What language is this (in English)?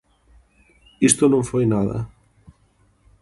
Galician